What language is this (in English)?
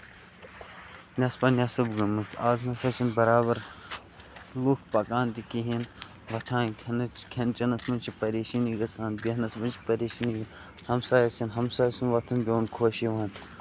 Kashmiri